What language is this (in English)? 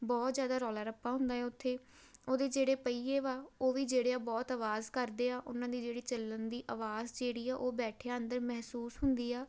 Punjabi